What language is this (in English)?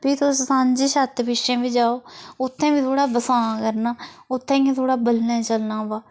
Dogri